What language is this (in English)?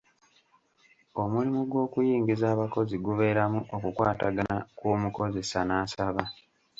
Ganda